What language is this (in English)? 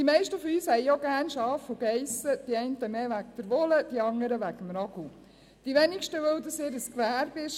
Swiss German